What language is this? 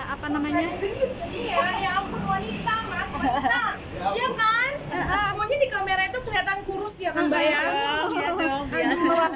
Indonesian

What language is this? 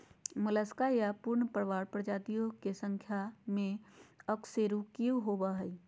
Magahi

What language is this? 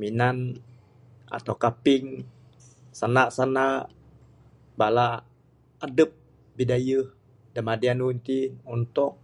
Bukar-Sadung Bidayuh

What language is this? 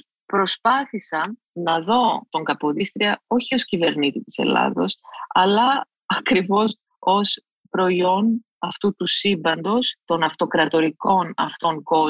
Greek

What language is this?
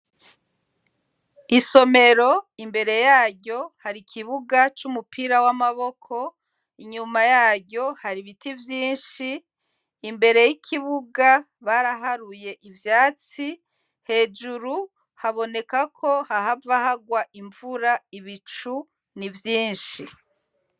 Rundi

